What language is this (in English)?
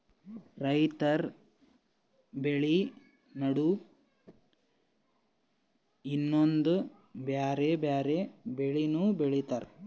Kannada